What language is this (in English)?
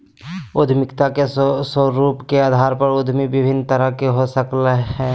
Magahi